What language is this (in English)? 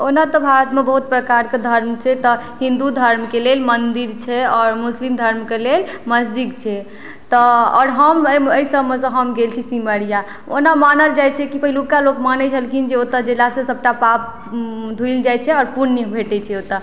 Maithili